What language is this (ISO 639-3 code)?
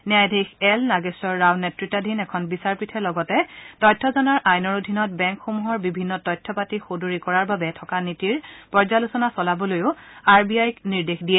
asm